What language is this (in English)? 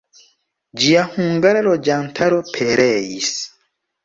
Esperanto